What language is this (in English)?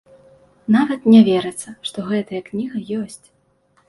Belarusian